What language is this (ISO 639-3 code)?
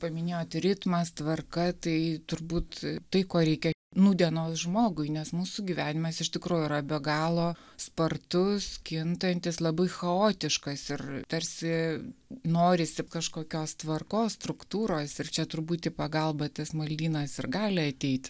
lit